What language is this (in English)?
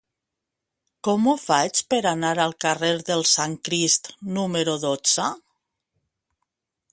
Catalan